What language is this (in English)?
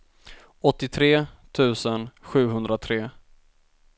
Swedish